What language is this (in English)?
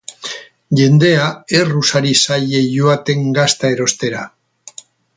Basque